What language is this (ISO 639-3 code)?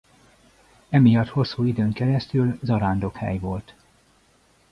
hun